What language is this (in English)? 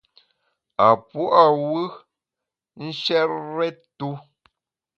Bamun